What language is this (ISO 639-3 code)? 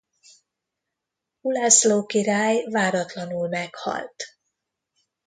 hun